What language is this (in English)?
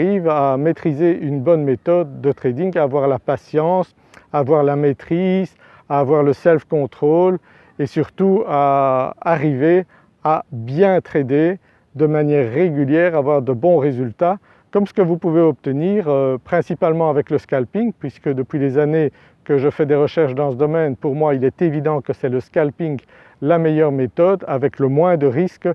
French